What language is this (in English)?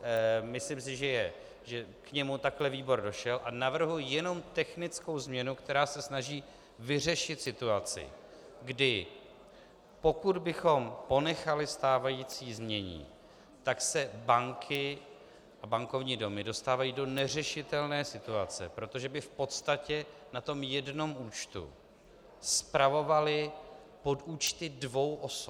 Czech